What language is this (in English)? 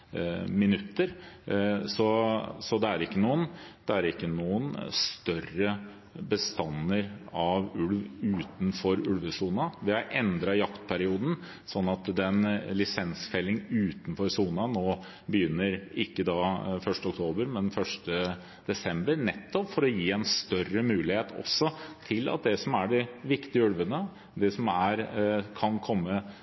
Norwegian Bokmål